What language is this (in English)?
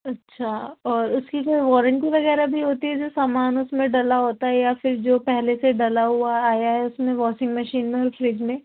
Urdu